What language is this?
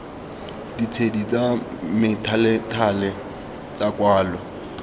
Tswana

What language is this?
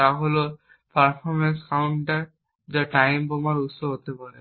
Bangla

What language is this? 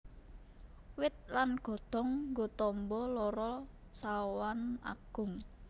Javanese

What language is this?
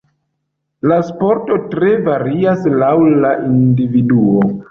Esperanto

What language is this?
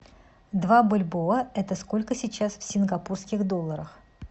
Russian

